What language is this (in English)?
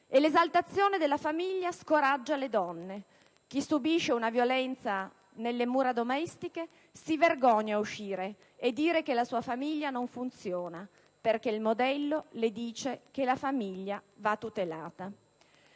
Italian